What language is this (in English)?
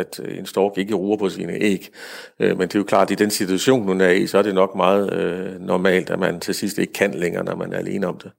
Danish